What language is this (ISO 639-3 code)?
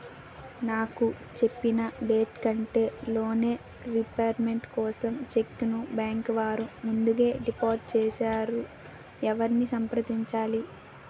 tel